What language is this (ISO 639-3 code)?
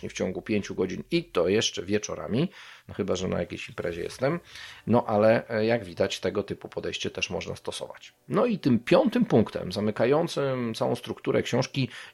pol